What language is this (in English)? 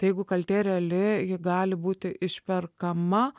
Lithuanian